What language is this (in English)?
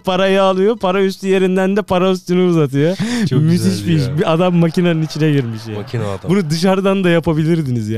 Turkish